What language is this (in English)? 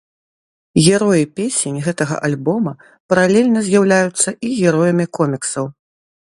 Belarusian